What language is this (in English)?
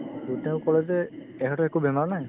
Assamese